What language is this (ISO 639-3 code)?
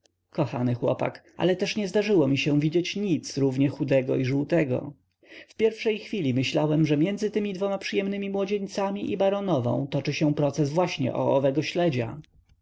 pol